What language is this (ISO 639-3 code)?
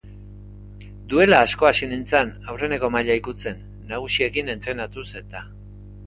eus